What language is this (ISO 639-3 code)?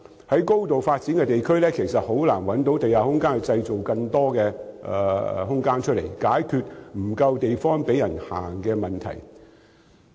yue